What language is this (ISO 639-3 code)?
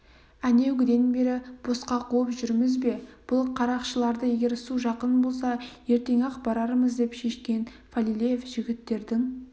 kaz